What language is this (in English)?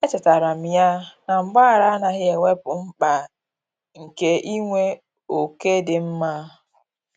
Igbo